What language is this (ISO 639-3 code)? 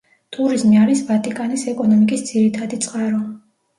kat